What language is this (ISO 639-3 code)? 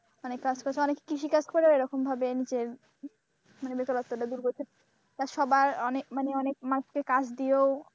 ben